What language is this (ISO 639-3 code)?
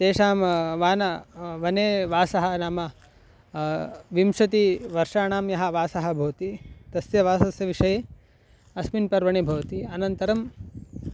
san